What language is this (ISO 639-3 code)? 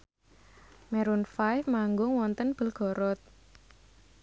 jav